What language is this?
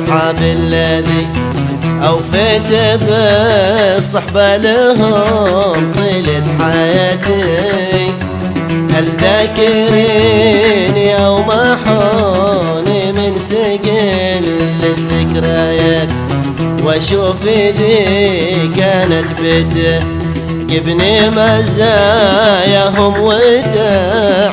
Arabic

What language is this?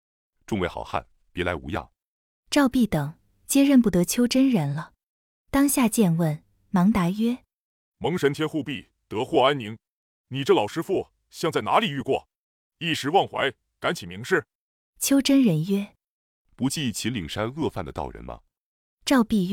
Chinese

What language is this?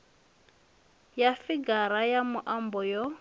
Venda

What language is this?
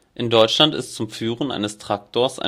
German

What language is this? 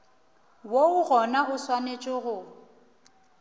Northern Sotho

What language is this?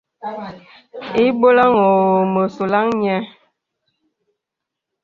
Bebele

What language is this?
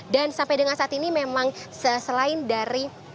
Indonesian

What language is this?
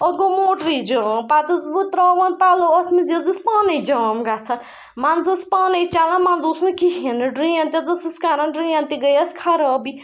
Kashmiri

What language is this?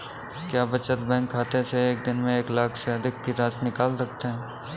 Hindi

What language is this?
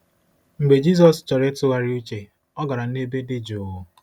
Igbo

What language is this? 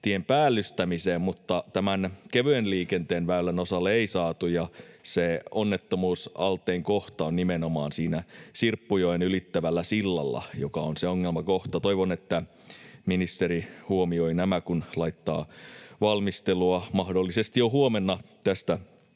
Finnish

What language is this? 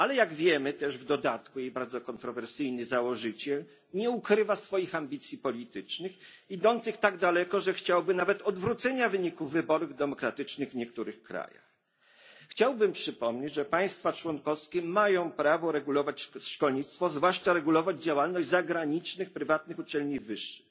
Polish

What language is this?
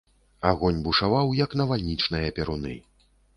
Belarusian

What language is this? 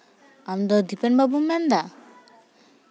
Santali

